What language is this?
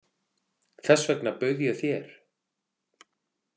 Icelandic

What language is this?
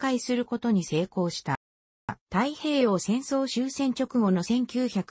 Japanese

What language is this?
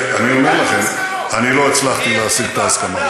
Hebrew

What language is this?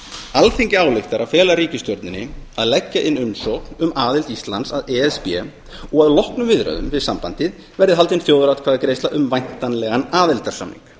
Icelandic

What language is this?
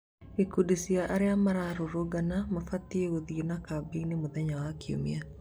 Kikuyu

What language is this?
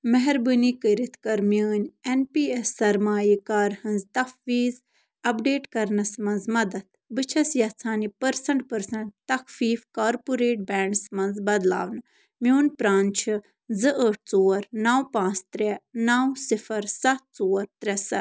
Kashmiri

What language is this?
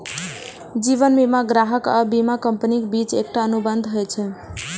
Maithili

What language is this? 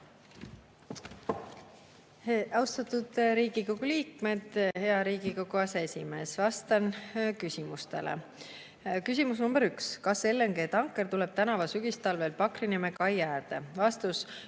Estonian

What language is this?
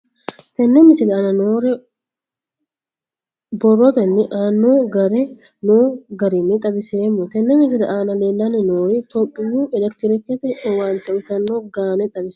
Sidamo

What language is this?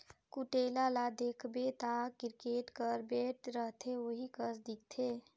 Chhattisgarhi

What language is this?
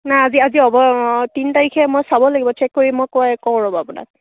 Assamese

